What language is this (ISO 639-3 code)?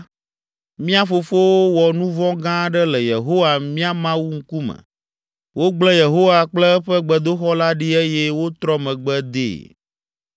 ewe